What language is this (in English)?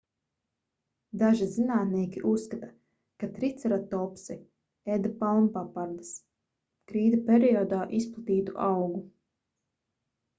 Latvian